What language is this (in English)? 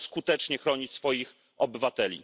Polish